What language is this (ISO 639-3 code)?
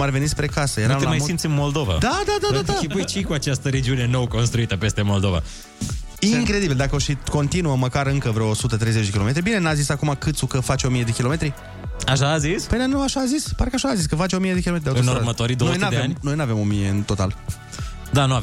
ron